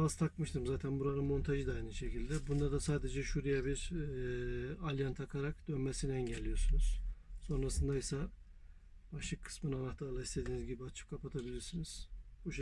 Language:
Turkish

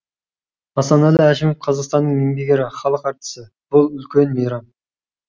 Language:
Kazakh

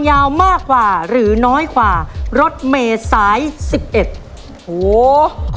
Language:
Thai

